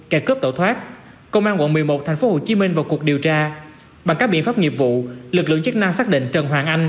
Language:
Vietnamese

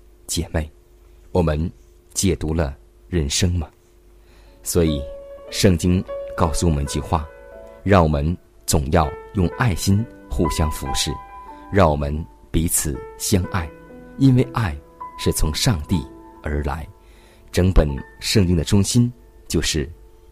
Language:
Chinese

